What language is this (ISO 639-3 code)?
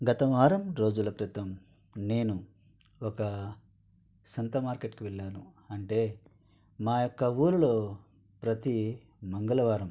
tel